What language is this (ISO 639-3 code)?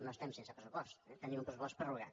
cat